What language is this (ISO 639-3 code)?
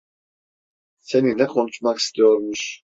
tur